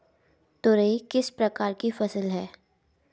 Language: Hindi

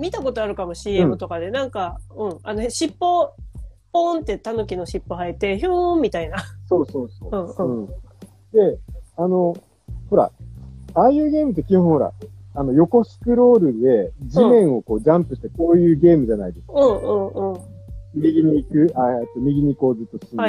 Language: Japanese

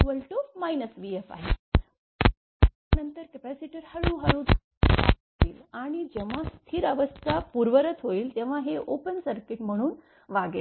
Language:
Marathi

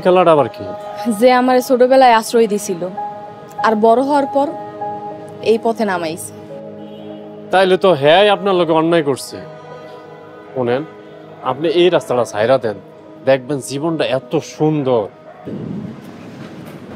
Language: Bangla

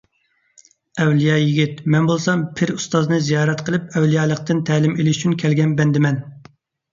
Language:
Uyghur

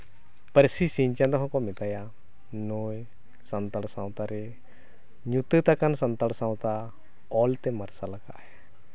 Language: Santali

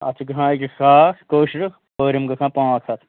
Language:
Kashmiri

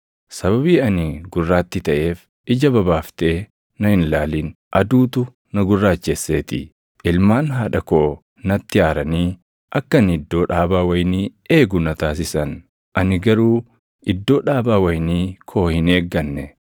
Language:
Oromo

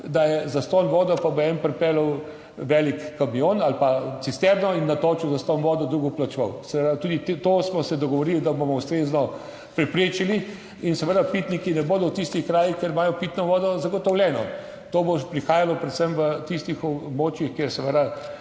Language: Slovenian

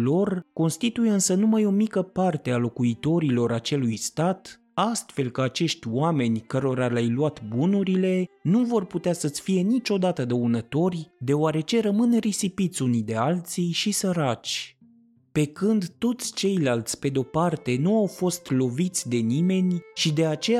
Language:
Romanian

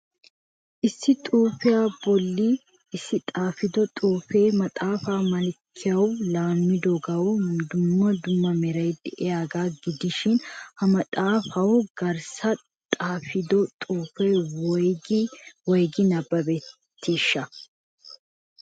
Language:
Wolaytta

